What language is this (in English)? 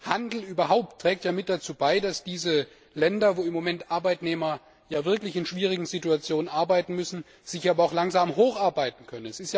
German